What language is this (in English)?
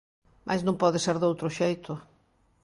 Galician